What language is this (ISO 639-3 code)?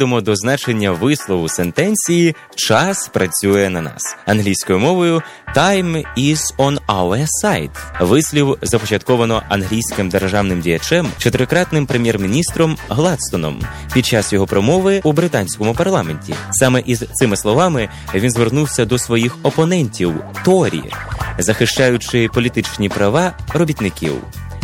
ukr